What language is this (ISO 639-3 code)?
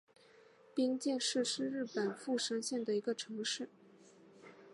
zho